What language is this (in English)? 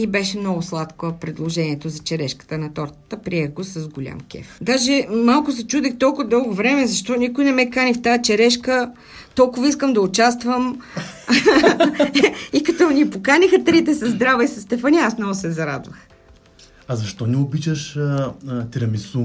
Bulgarian